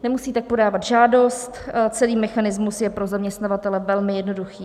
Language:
Czech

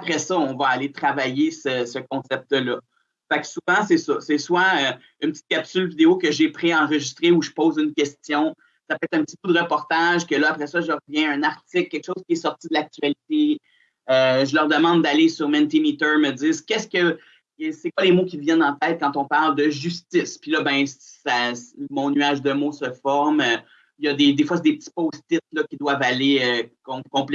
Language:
French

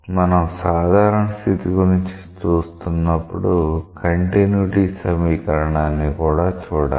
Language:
Telugu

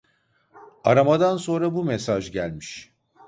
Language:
Turkish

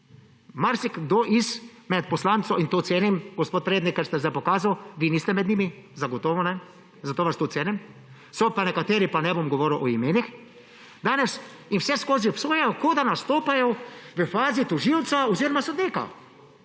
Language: Slovenian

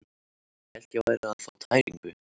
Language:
Icelandic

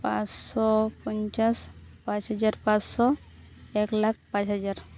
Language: Santali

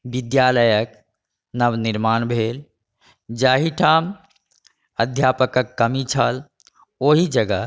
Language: Maithili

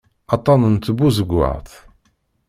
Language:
Kabyle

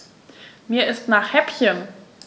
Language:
German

